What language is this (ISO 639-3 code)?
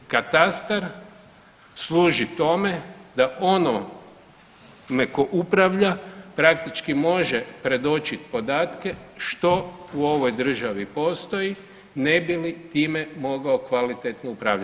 hrv